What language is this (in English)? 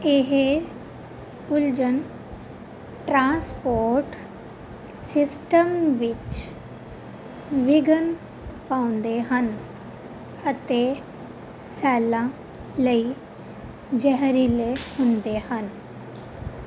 Punjabi